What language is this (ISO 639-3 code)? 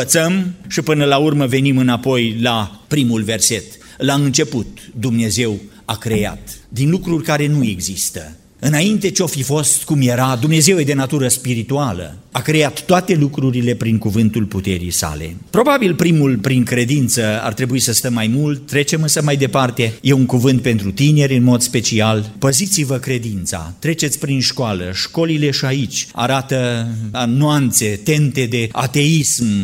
ron